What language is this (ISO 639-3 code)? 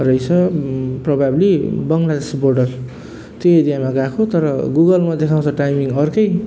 nep